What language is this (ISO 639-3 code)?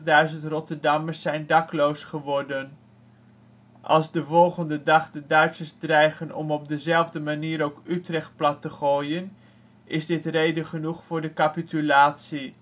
nld